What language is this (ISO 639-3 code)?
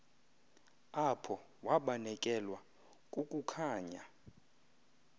xho